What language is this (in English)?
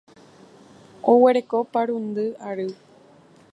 Guarani